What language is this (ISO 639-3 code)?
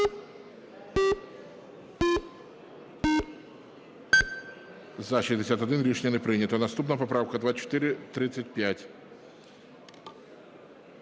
ukr